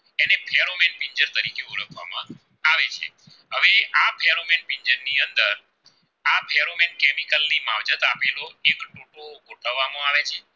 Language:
Gujarati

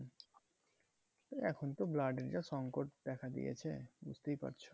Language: Bangla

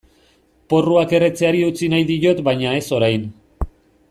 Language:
Basque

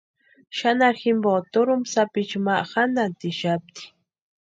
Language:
Western Highland Purepecha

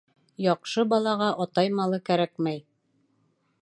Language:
Bashkir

